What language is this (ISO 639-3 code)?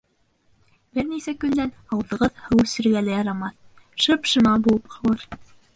bak